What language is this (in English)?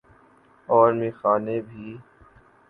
Urdu